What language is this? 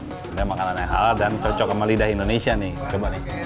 Indonesian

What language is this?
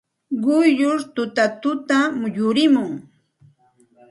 Santa Ana de Tusi Pasco Quechua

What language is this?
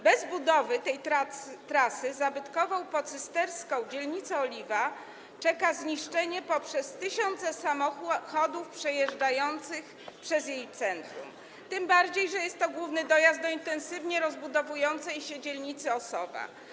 Polish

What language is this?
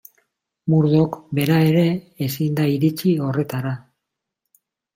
Basque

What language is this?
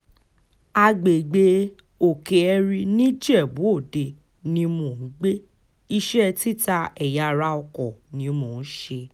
Yoruba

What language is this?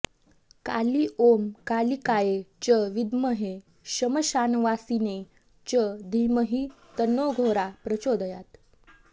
Sanskrit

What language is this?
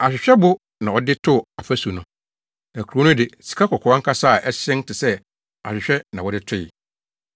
Akan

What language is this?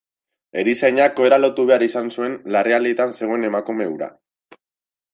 Basque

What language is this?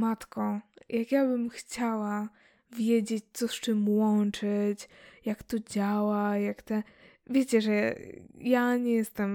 Polish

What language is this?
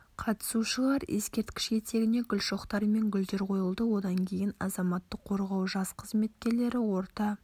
Kazakh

